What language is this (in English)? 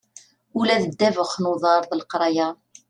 Kabyle